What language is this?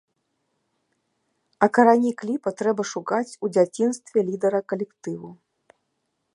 Belarusian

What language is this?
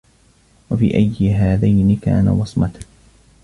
Arabic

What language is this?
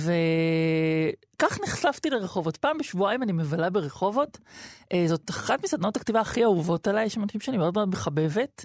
Hebrew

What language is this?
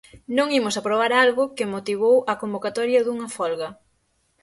Galician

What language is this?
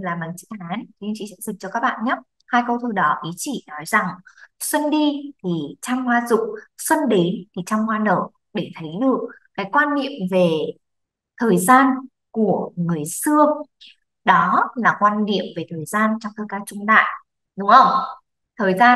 Vietnamese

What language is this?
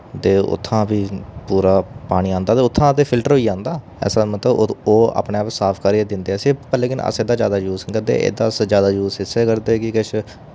Dogri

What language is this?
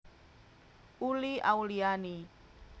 Javanese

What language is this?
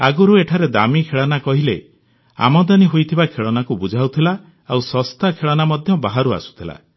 Odia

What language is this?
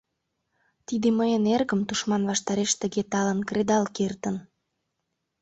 Mari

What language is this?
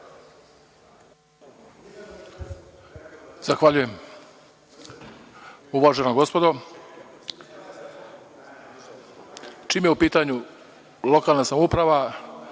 Serbian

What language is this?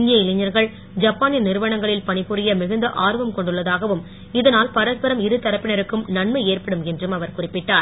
Tamil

